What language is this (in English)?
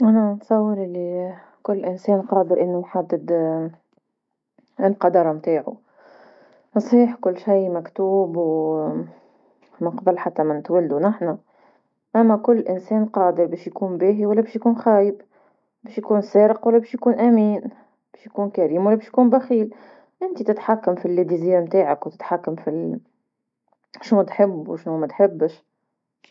Tunisian Arabic